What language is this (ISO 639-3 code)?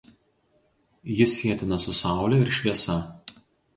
lit